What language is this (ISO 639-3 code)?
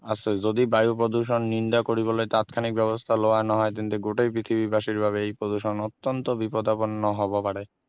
asm